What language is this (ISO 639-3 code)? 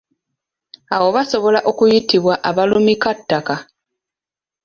lug